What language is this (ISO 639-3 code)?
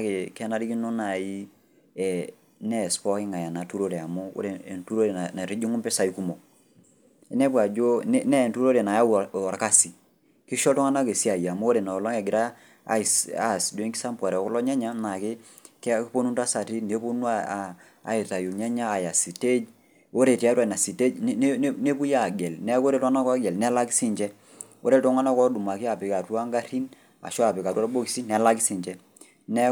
mas